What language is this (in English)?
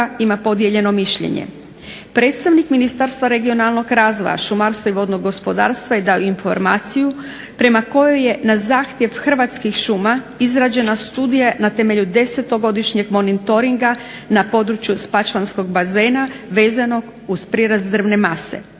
Croatian